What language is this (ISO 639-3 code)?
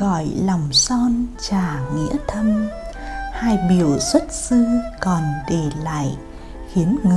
vie